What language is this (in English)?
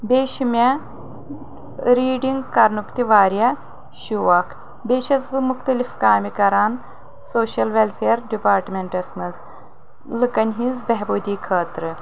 Kashmiri